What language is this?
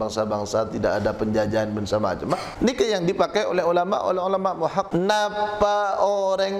Malay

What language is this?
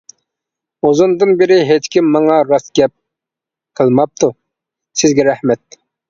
Uyghur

